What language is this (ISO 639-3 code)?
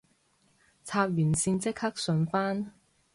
yue